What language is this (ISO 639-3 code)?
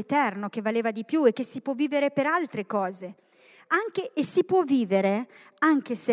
ita